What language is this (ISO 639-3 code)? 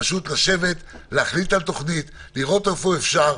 heb